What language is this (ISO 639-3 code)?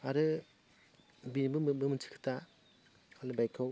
brx